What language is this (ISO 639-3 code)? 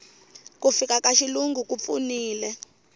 tso